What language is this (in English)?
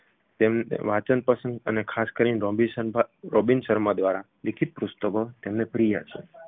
Gujarati